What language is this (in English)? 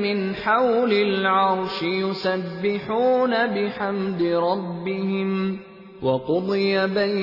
Urdu